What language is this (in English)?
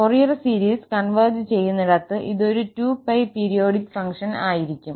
Malayalam